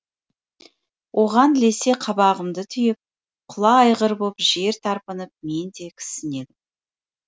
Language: Kazakh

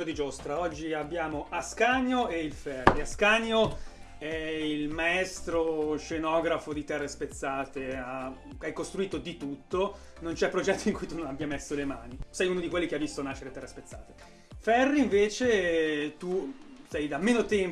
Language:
Italian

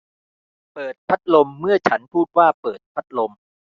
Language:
Thai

